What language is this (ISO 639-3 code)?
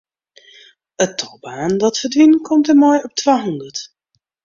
fry